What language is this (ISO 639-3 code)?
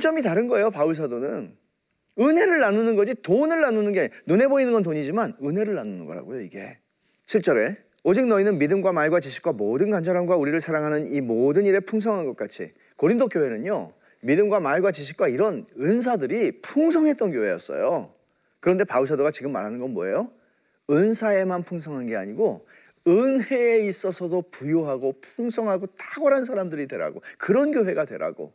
kor